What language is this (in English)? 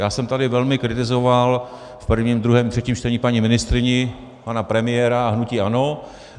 Czech